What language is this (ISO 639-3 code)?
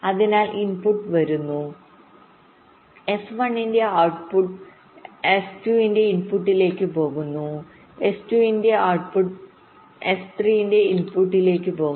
mal